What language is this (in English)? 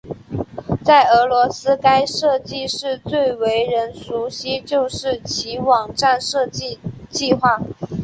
Chinese